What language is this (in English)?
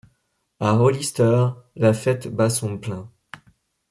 French